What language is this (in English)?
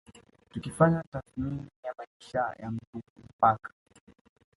Swahili